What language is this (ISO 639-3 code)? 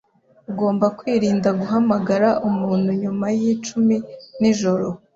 kin